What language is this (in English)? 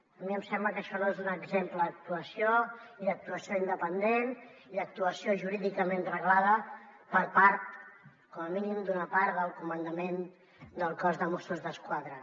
Catalan